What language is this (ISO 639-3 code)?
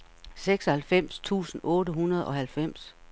dan